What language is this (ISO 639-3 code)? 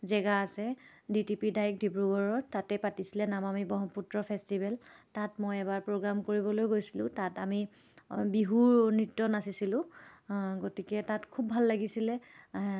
asm